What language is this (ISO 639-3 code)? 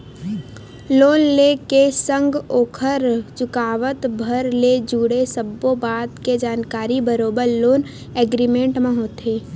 hne